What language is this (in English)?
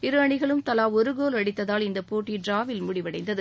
Tamil